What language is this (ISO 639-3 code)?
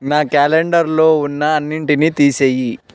tel